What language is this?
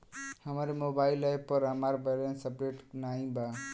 Bhojpuri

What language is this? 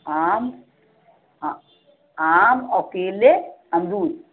Hindi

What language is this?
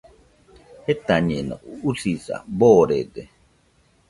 Nüpode Huitoto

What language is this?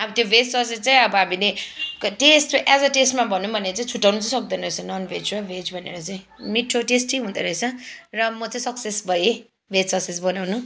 Nepali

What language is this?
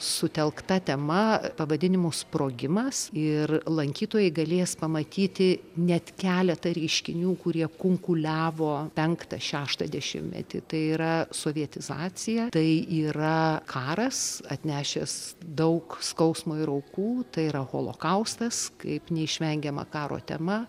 Lithuanian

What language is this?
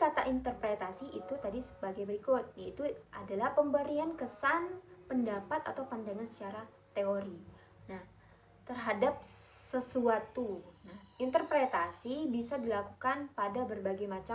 Indonesian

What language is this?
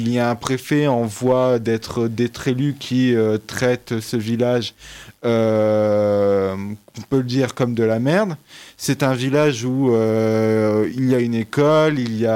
French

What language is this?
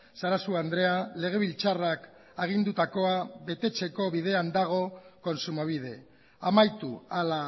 Basque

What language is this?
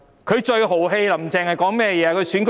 Cantonese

